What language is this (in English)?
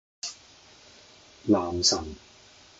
Cantonese